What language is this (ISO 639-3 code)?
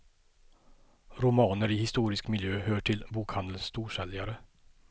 swe